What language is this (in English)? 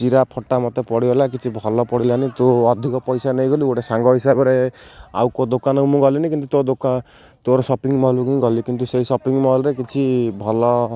Odia